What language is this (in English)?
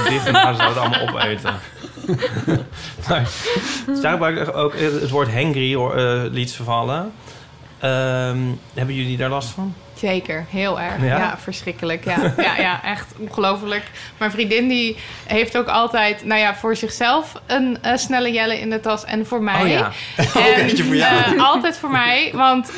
Dutch